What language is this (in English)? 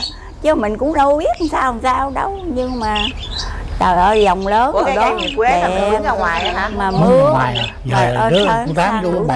Vietnamese